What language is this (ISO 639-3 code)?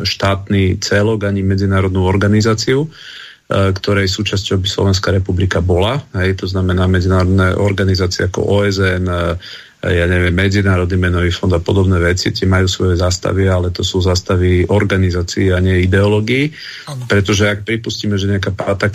slk